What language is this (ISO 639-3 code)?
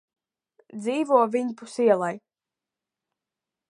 lav